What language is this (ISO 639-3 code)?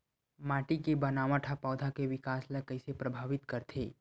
hne